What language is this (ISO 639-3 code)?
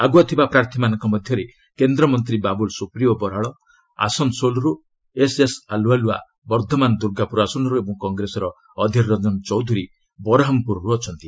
ori